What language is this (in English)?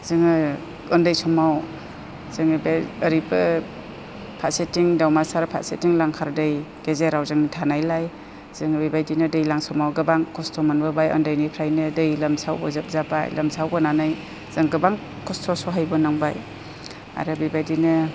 Bodo